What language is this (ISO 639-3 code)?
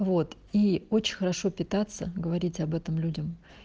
rus